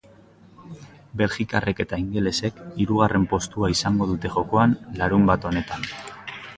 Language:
Basque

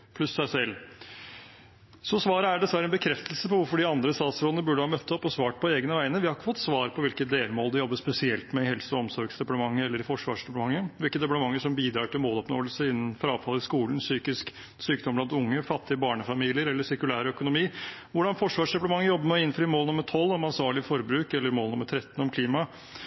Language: Norwegian Bokmål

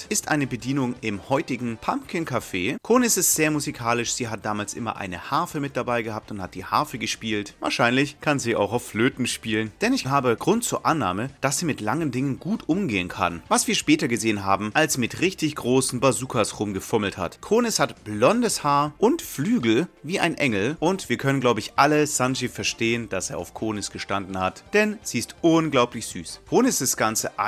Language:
German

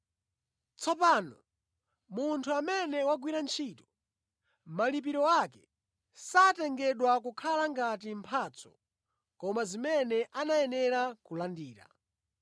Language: Nyanja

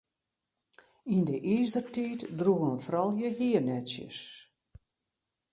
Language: Western Frisian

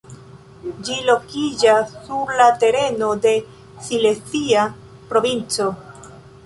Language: Esperanto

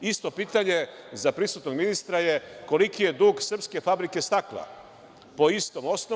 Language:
Serbian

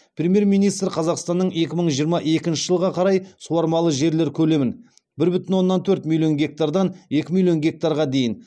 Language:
Kazakh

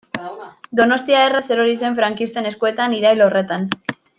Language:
Basque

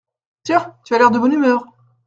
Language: French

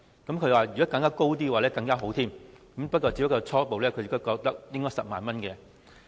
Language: Cantonese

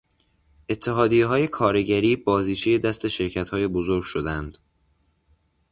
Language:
Persian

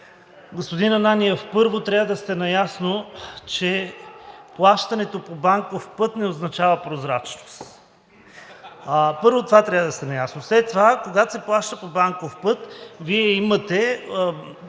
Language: Bulgarian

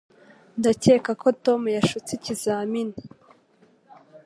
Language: Kinyarwanda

